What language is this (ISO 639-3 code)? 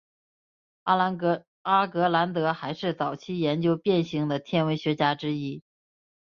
zho